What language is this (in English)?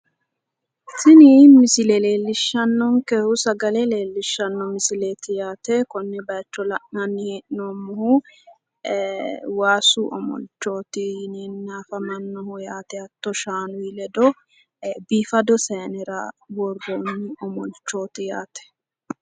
Sidamo